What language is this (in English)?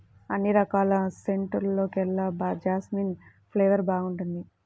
Telugu